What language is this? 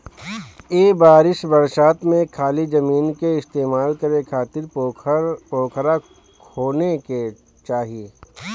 Bhojpuri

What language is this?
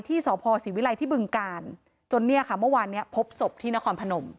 Thai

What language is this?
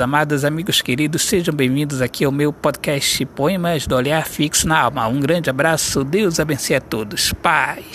Portuguese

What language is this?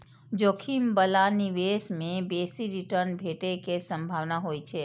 Maithili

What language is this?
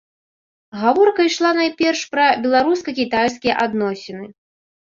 Belarusian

